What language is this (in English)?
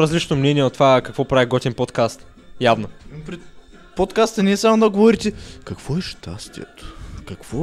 Bulgarian